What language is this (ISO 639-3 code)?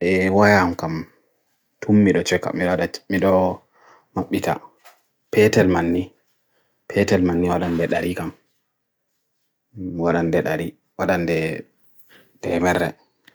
fui